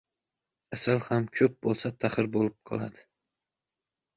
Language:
Uzbek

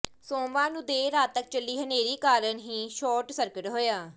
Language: Punjabi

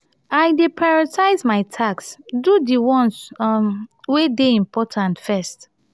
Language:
Nigerian Pidgin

